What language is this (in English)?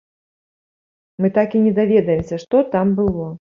Belarusian